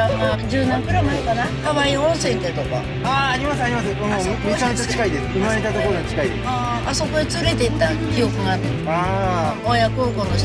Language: Japanese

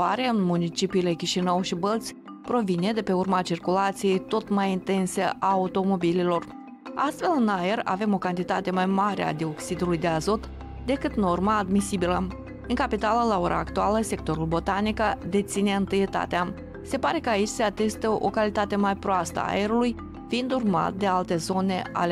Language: Romanian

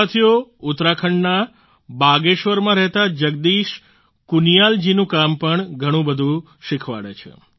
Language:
Gujarati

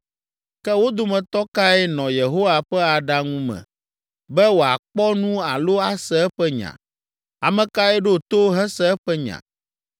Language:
Ewe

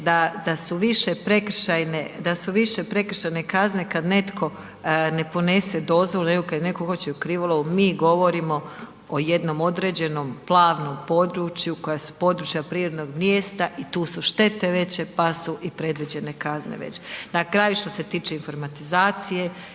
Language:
Croatian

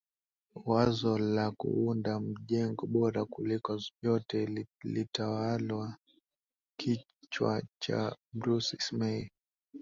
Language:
Swahili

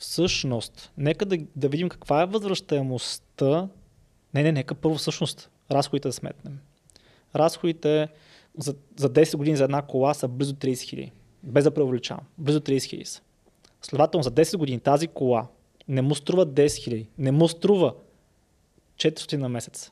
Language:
Bulgarian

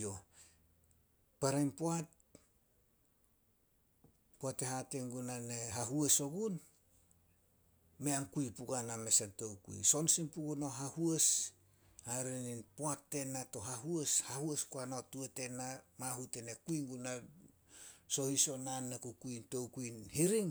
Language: Solos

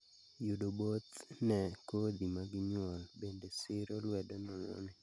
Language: Luo (Kenya and Tanzania)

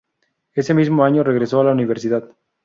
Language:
Spanish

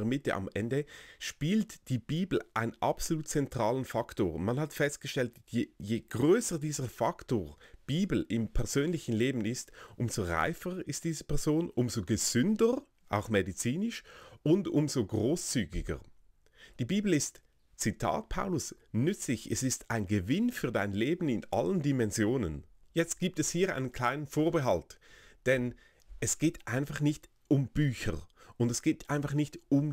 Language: German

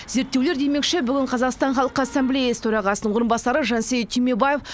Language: Kazakh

